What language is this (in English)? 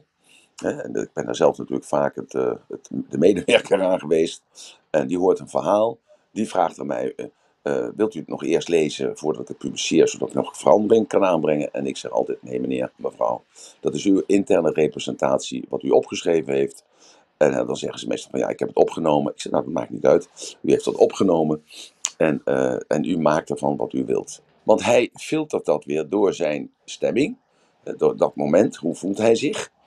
Dutch